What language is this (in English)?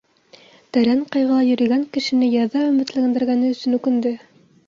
Bashkir